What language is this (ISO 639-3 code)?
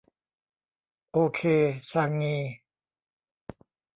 tha